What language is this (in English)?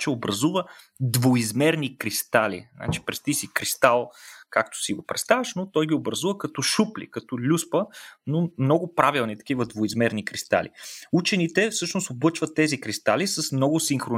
Bulgarian